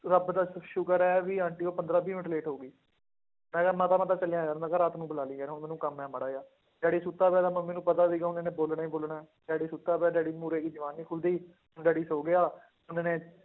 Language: Punjabi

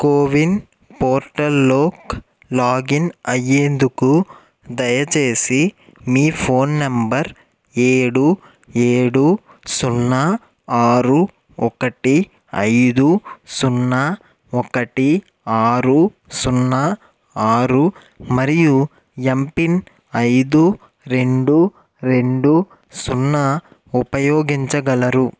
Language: Telugu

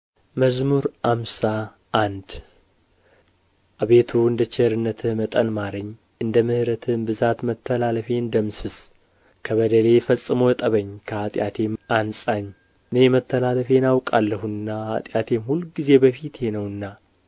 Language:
Amharic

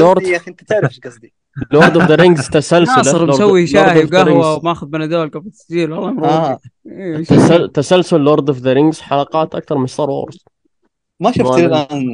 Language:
Arabic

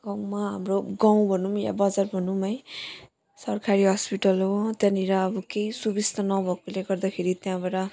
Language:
Nepali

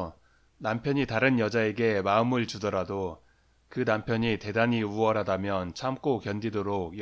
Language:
Korean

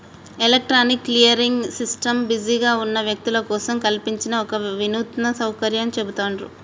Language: Telugu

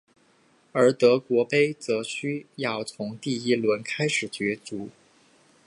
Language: Chinese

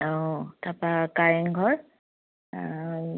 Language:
Assamese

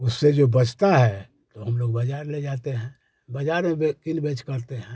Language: Hindi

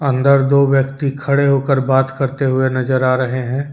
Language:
Hindi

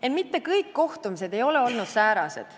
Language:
Estonian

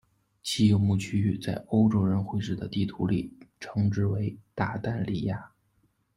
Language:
Chinese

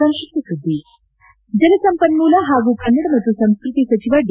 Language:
Kannada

